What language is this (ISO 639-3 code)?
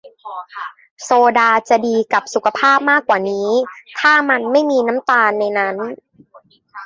tha